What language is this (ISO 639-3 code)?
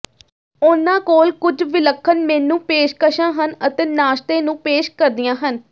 pan